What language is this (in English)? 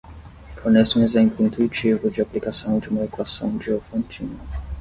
Portuguese